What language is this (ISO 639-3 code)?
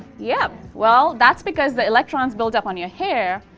eng